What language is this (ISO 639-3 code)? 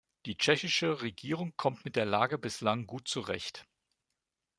deu